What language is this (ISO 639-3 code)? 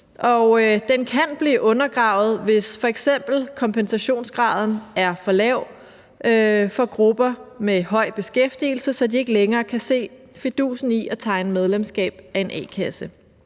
dan